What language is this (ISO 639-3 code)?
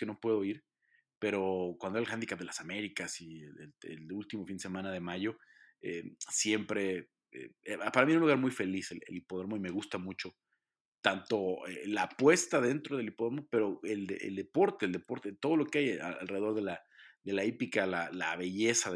spa